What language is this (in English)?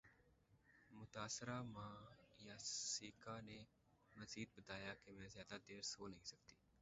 Urdu